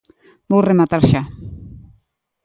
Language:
Galician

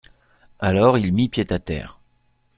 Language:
French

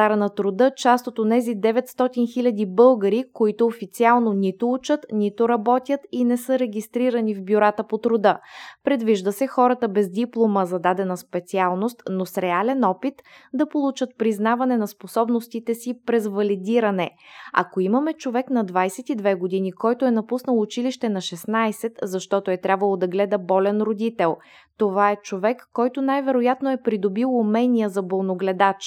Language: Bulgarian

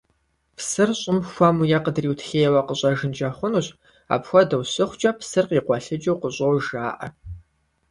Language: Kabardian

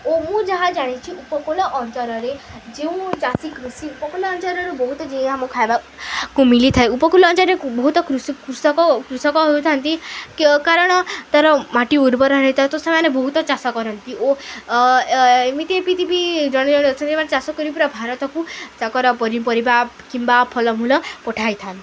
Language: Odia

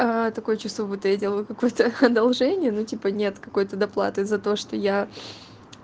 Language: Russian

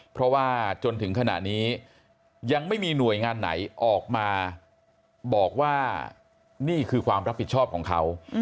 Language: Thai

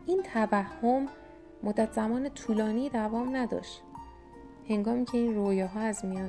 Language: Persian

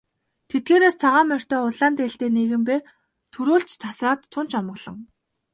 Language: Mongolian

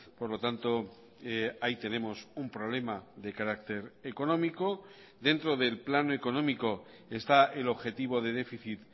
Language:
Spanish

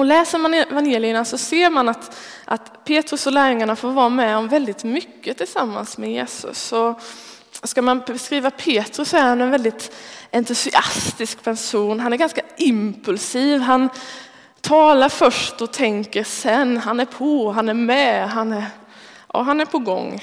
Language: Swedish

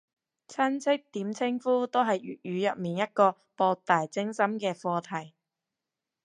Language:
Cantonese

